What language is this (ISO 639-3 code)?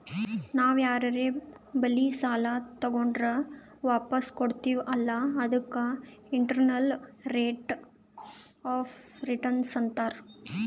kan